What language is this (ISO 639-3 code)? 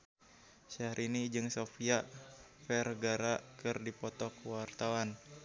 sun